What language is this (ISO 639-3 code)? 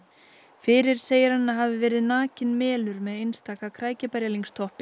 isl